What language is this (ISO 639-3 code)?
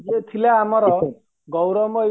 ori